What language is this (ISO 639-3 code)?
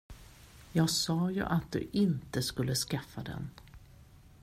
swe